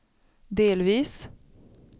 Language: Swedish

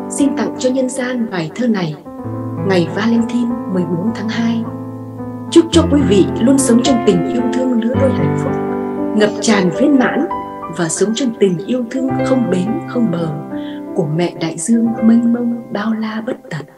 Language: Vietnamese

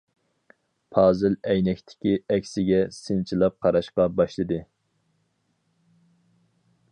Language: Uyghur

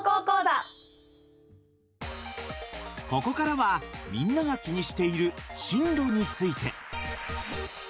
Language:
Japanese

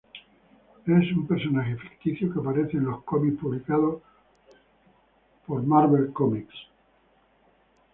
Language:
Spanish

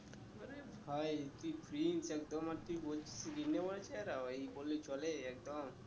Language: Bangla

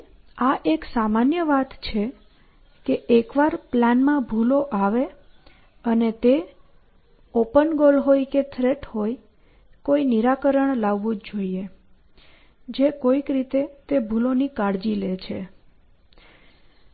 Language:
Gujarati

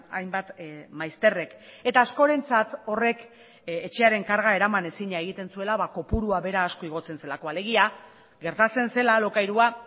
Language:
Basque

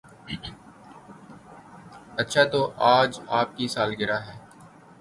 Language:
Urdu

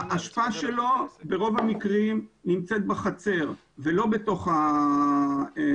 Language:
Hebrew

